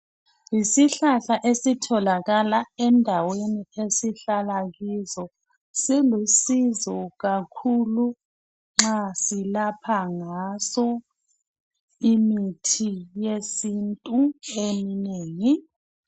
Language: North Ndebele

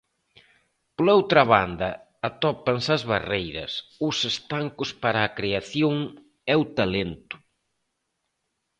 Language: Galician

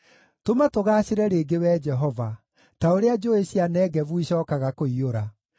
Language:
Kikuyu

